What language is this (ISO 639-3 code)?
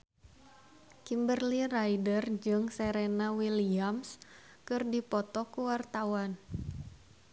sun